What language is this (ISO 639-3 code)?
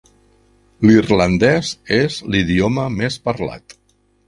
cat